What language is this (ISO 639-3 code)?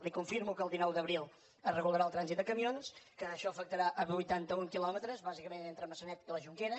cat